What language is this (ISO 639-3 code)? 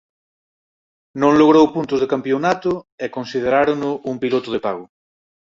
glg